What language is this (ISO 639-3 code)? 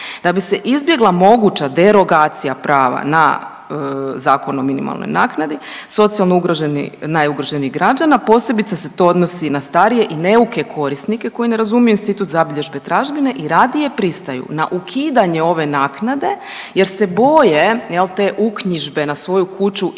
hrv